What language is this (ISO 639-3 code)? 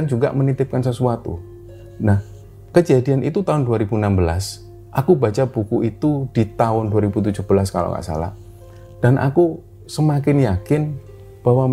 ind